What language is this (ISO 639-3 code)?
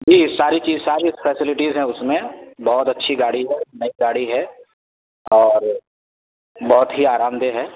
urd